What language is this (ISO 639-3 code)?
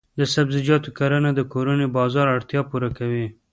pus